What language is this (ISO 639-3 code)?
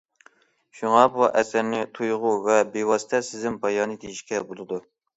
uig